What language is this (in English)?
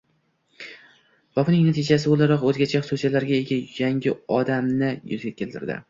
Uzbek